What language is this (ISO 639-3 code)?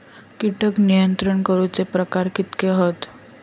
mar